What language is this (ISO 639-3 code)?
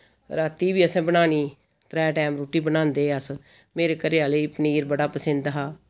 doi